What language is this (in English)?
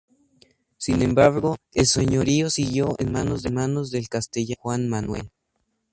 Spanish